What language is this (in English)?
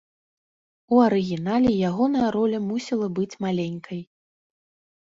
Belarusian